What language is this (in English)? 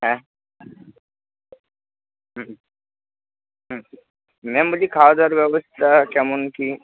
Bangla